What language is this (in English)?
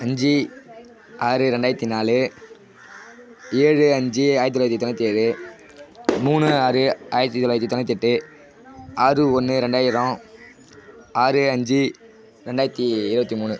Tamil